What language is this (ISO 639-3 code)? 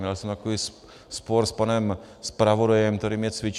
ces